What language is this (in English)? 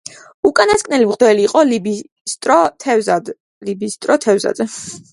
Georgian